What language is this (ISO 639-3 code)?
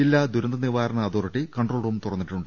mal